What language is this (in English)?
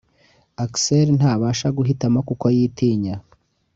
Kinyarwanda